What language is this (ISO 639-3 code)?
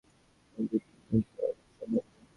ben